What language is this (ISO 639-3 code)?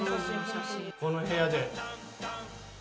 jpn